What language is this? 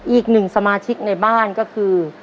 Thai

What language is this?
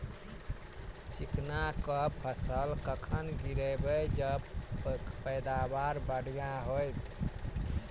Maithili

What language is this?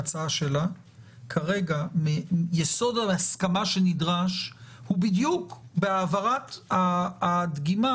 Hebrew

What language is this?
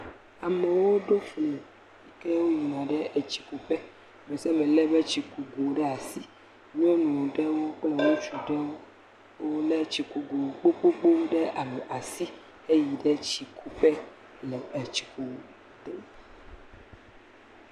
Ewe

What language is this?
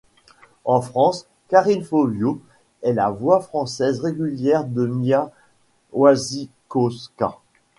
French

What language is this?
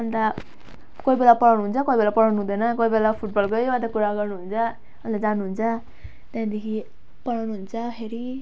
Nepali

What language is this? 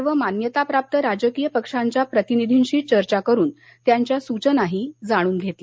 Marathi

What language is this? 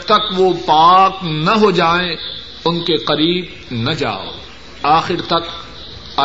Urdu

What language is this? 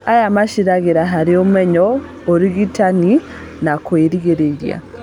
Kikuyu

